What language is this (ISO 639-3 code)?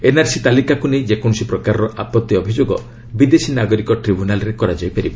ori